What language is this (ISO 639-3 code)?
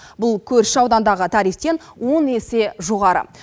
kaz